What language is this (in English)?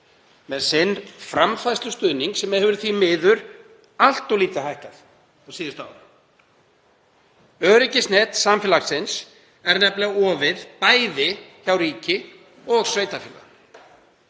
Icelandic